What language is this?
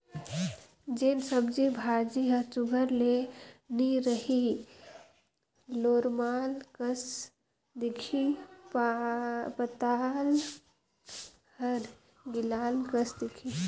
Chhattisgarhi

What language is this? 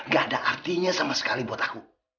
Indonesian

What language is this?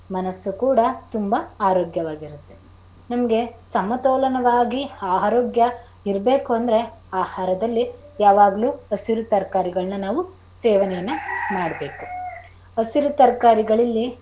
Kannada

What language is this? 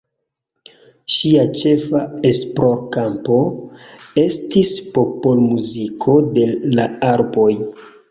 Esperanto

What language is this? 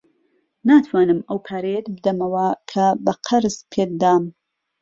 Central Kurdish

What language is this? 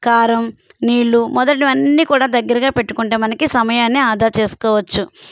Telugu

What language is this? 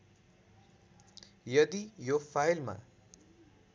Nepali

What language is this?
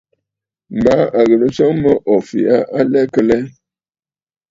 Bafut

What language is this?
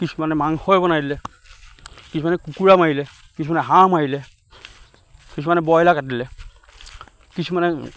Assamese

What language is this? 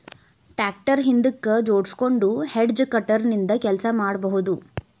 Kannada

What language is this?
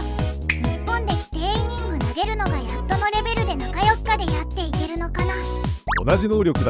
Japanese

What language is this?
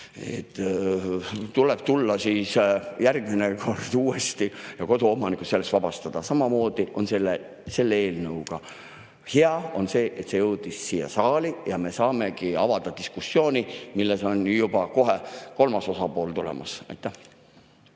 Estonian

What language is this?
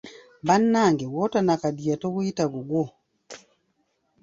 Ganda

